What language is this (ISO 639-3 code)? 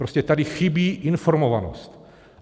ces